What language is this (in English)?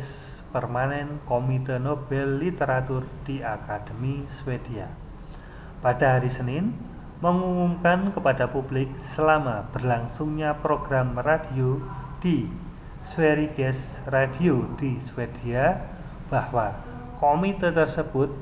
Indonesian